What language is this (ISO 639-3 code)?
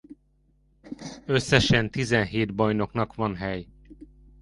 hun